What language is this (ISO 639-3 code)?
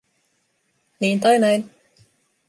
fin